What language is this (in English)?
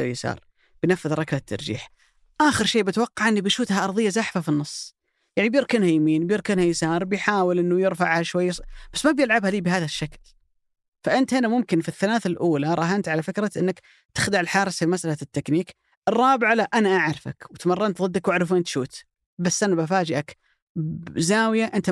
Arabic